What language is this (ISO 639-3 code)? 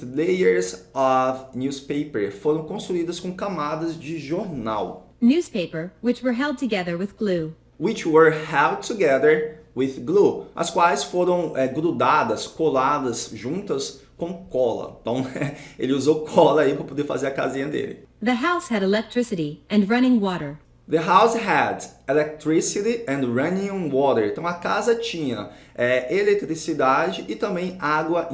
por